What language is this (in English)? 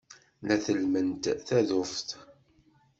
Kabyle